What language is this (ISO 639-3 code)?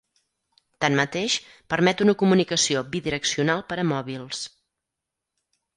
cat